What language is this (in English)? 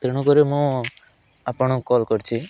Odia